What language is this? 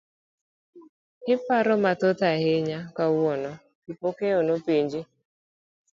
Luo (Kenya and Tanzania)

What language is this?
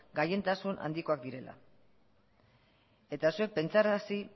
Basque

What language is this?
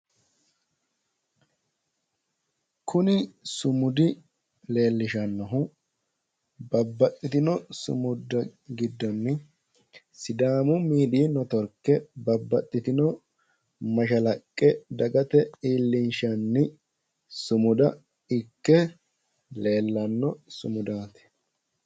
Sidamo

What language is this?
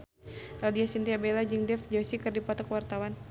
Sundanese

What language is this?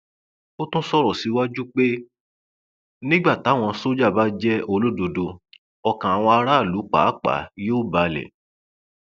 Yoruba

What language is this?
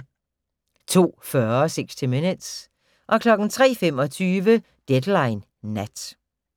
Danish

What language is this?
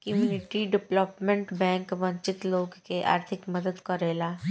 Bhojpuri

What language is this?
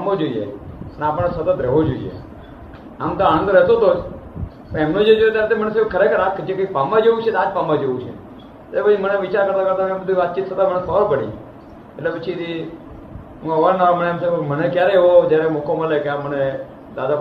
Gujarati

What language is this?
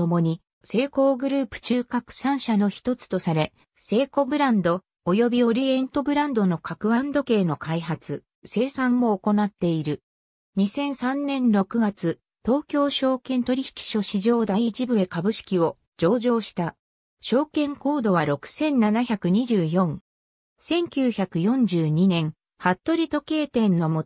Japanese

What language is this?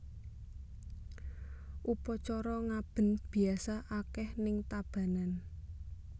Javanese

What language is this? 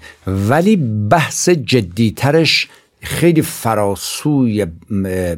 Persian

